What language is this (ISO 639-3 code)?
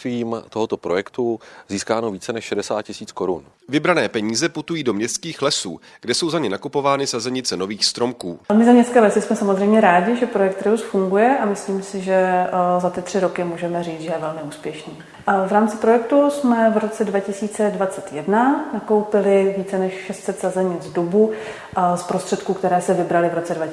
ces